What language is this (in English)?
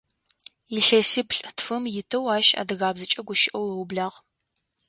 Adyghe